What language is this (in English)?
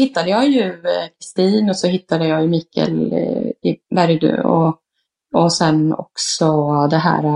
Swedish